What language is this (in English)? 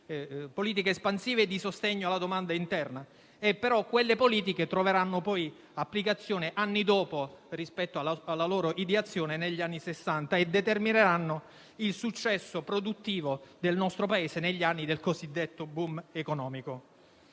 Italian